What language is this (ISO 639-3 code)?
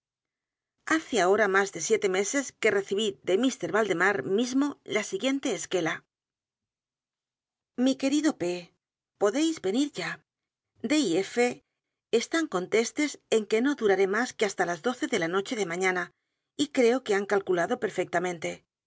spa